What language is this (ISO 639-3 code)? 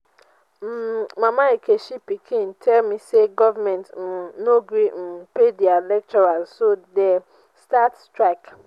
pcm